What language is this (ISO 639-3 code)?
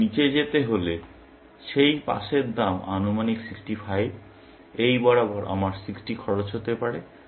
ben